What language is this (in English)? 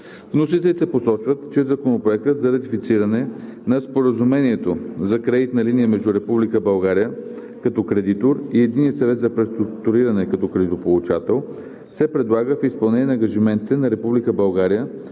Bulgarian